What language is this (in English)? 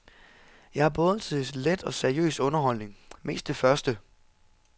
Danish